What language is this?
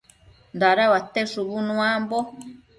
Matsés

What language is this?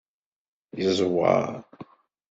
Kabyle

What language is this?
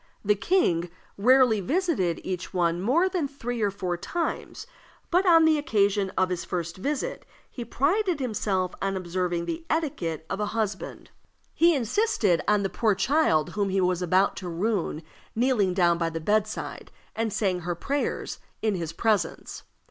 English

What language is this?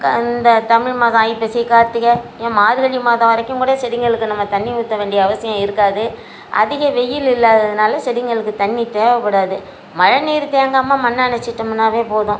Tamil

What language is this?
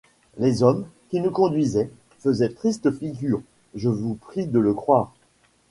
French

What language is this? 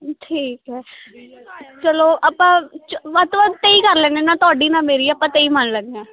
Punjabi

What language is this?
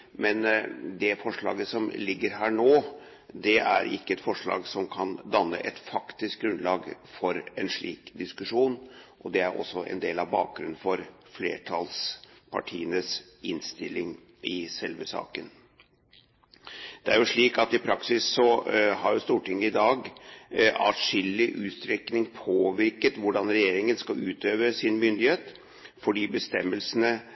Norwegian Bokmål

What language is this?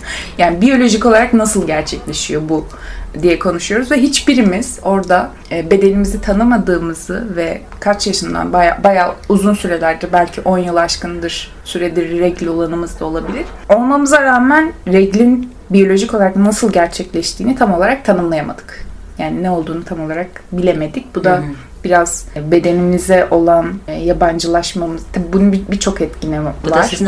Turkish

